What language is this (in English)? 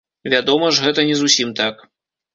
Belarusian